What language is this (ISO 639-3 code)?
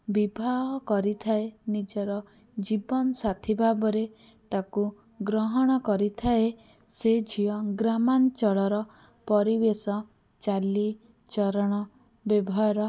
ori